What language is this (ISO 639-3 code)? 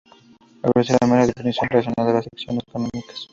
spa